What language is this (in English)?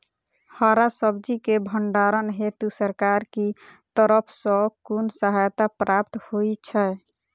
Maithili